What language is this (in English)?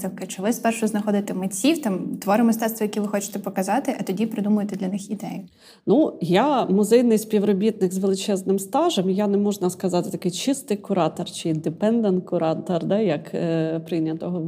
Ukrainian